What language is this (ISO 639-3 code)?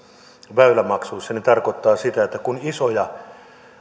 fin